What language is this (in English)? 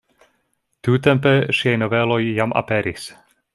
Esperanto